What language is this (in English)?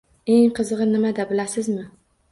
Uzbek